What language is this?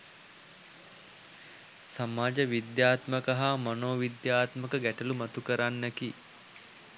Sinhala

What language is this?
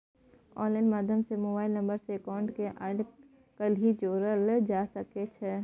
Maithili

